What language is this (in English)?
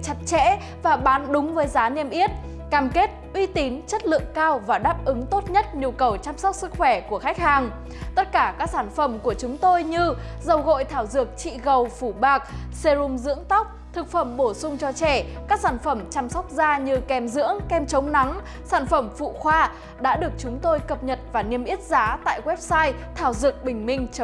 Vietnamese